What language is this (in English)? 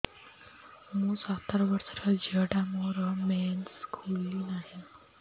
Odia